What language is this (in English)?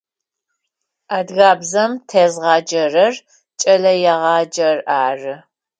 Adyghe